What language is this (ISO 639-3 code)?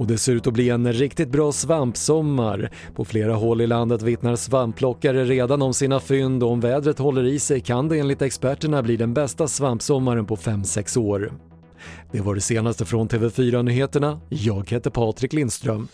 swe